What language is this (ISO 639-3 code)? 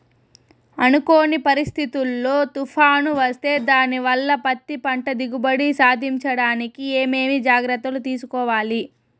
tel